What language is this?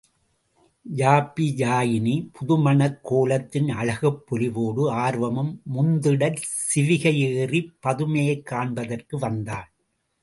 Tamil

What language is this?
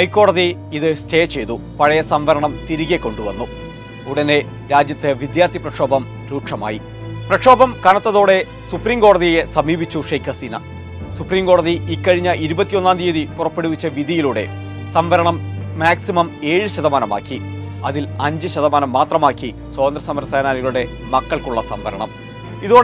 Malayalam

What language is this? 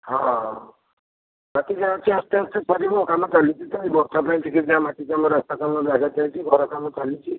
Odia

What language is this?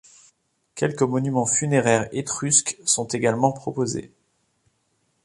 French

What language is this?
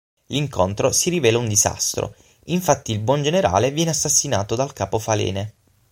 Italian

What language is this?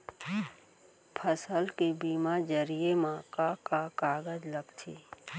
Chhattisgarhi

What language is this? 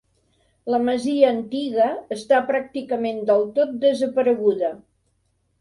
Catalan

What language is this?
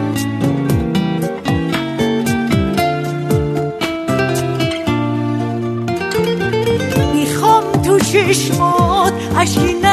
Persian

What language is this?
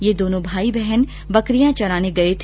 Hindi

